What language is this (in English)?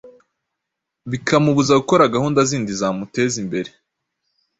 Kinyarwanda